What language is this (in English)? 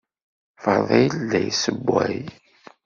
Kabyle